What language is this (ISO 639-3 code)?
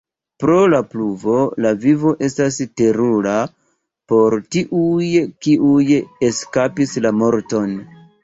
epo